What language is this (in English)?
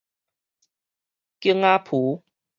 Min Nan Chinese